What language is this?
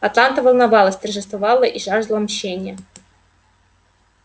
Russian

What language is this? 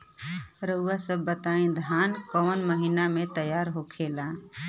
Bhojpuri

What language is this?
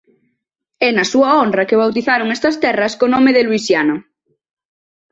Galician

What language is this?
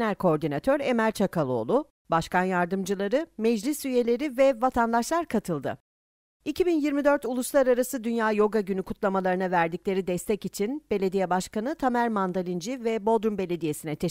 Turkish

